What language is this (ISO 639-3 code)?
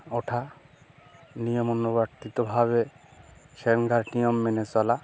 ben